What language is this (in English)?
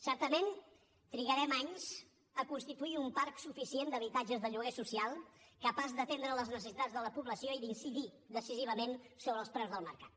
Catalan